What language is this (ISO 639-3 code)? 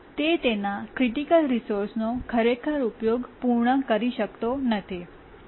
guj